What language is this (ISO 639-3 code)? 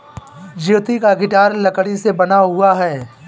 hin